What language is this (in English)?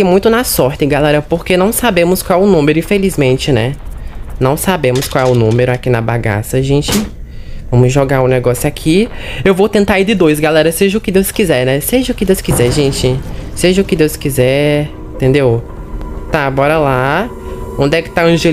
Portuguese